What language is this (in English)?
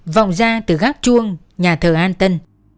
Vietnamese